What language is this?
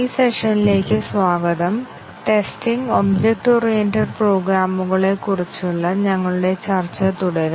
Malayalam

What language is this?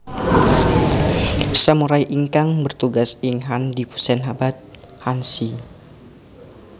Javanese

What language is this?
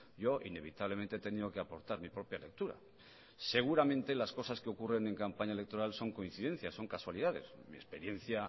Spanish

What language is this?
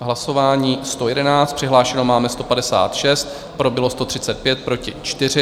Czech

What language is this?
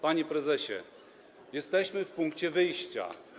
Polish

